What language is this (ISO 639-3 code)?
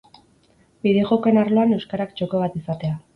eus